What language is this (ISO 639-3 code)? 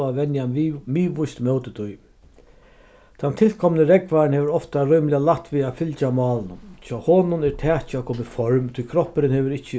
fao